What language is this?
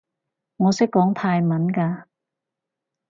Cantonese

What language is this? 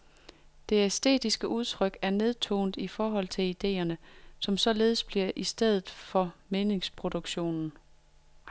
Danish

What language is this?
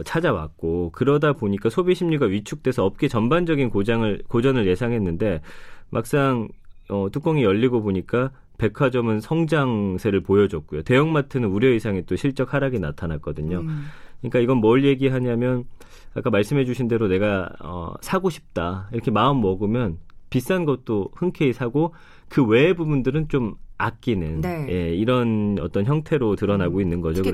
Korean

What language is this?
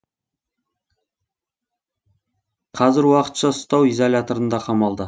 Kazakh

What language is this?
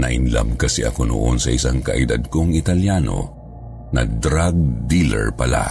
Filipino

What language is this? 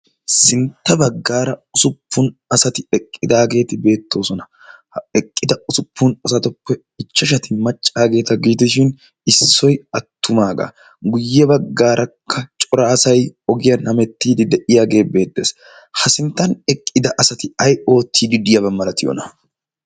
Wolaytta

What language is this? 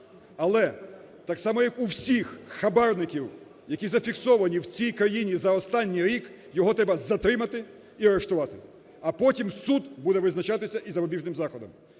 Ukrainian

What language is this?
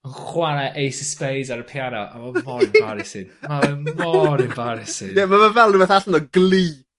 Welsh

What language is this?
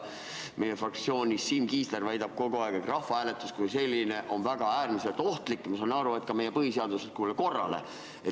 Estonian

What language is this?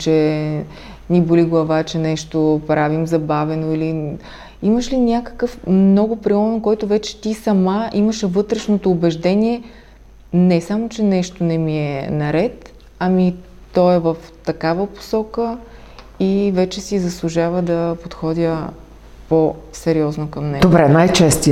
Bulgarian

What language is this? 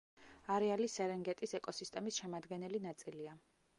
Georgian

